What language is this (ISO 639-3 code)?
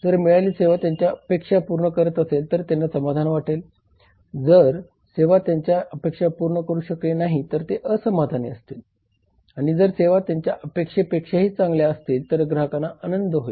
mar